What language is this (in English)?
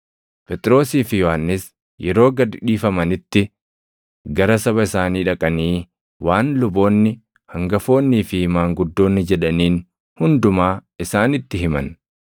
Oromo